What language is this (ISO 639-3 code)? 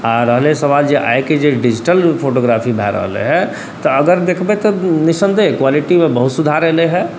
mai